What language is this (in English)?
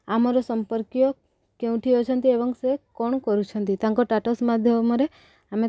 Odia